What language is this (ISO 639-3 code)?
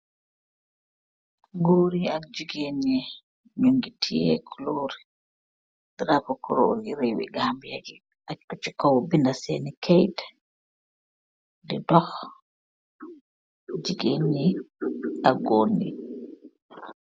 wol